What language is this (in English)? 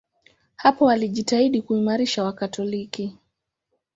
Swahili